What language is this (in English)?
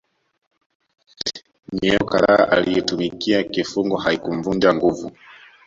Swahili